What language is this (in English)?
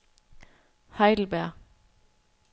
Danish